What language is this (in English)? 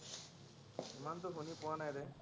Assamese